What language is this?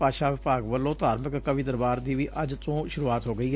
Punjabi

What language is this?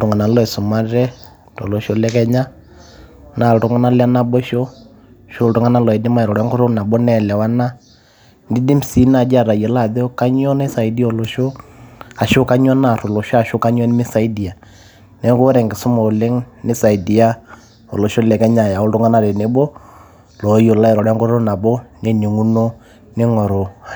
Masai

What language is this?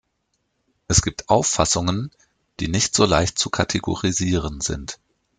German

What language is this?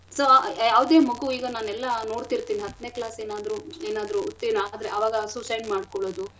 Kannada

